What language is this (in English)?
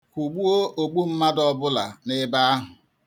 Igbo